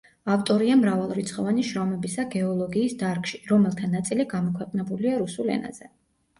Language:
Georgian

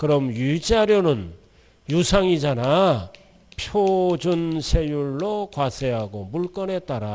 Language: Korean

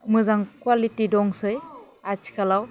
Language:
Bodo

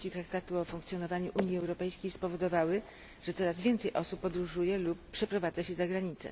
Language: Polish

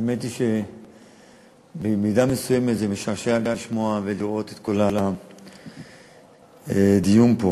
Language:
Hebrew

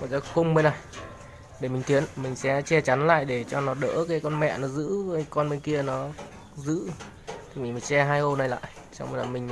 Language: Vietnamese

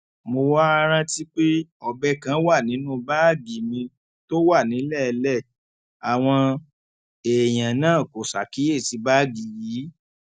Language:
Yoruba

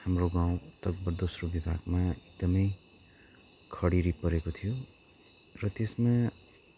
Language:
Nepali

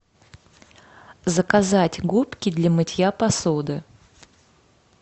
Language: Russian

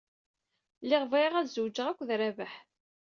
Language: Kabyle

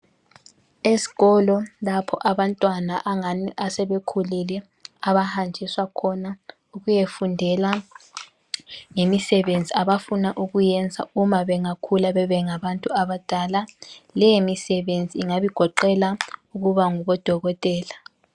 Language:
North Ndebele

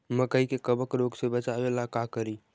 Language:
Magahi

